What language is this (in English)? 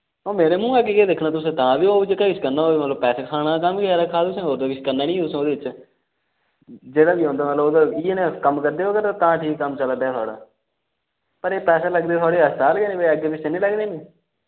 Dogri